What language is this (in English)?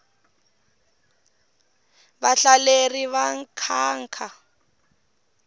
Tsonga